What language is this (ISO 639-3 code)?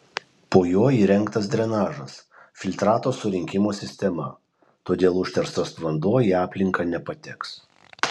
lit